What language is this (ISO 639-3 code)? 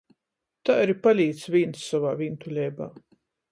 ltg